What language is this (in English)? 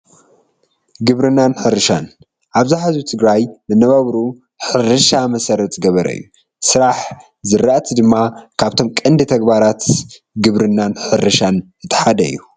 Tigrinya